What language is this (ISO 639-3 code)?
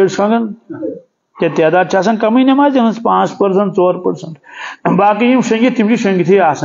ara